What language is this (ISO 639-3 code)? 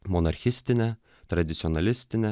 lit